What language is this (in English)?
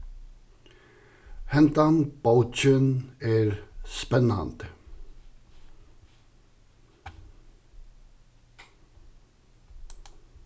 Faroese